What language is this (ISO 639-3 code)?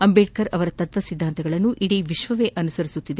kan